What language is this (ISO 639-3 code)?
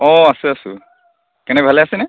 asm